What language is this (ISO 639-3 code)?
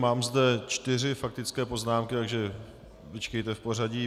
ces